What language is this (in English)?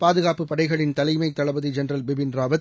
Tamil